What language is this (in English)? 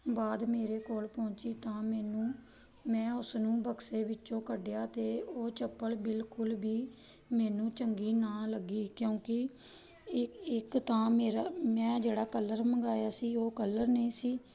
Punjabi